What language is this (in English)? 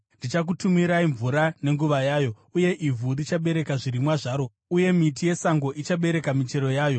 Shona